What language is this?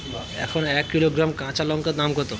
Bangla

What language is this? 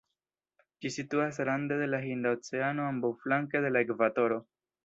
Esperanto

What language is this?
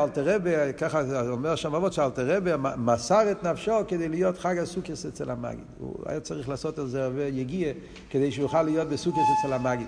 Hebrew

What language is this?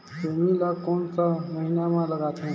Chhattisgarhi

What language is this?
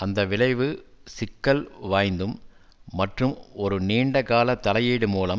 Tamil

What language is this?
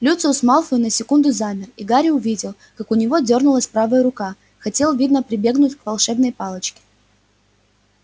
Russian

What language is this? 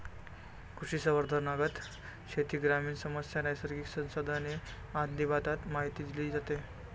Marathi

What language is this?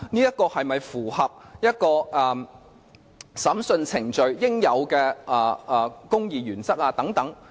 Cantonese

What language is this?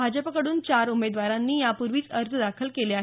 Marathi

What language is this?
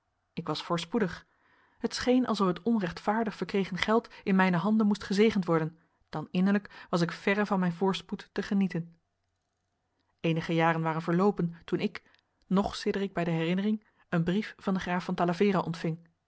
Dutch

